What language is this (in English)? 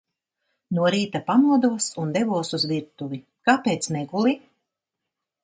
Latvian